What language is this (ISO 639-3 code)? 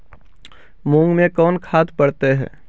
mag